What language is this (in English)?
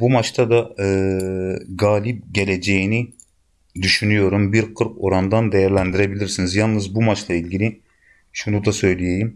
Turkish